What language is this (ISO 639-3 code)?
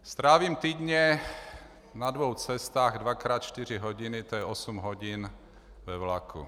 ces